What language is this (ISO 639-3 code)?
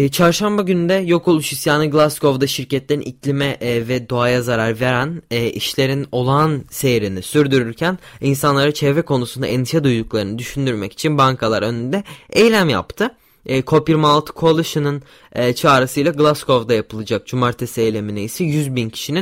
tur